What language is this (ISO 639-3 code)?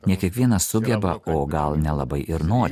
lit